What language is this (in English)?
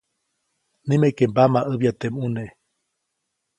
Copainalá Zoque